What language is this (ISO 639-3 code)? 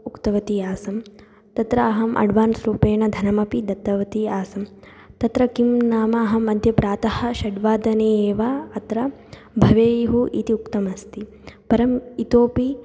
san